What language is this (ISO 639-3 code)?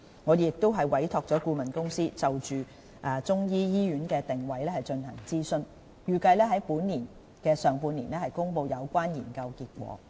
yue